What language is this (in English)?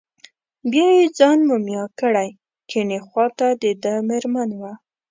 Pashto